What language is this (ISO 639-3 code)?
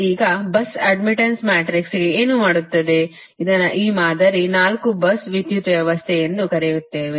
kan